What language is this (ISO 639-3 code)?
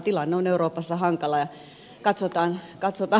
fin